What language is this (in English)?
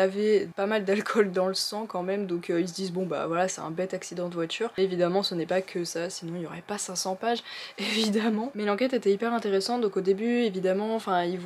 French